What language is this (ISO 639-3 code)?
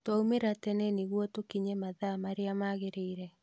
kik